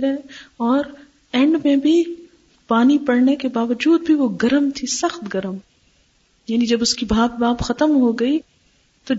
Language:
Urdu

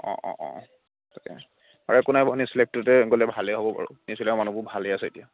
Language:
Assamese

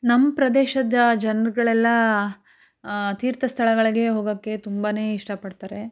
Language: Kannada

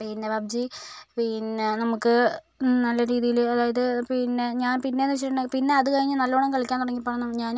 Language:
Malayalam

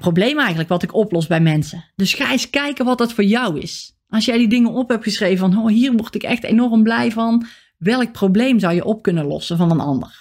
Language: Dutch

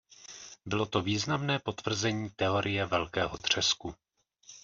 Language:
Czech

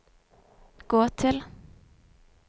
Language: Norwegian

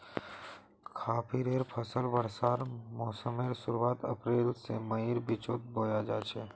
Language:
Magahi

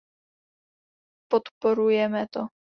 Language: Czech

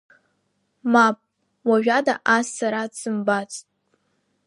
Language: Abkhazian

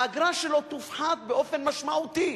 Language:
Hebrew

